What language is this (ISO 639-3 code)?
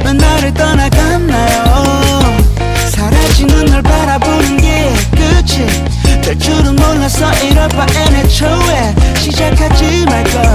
kor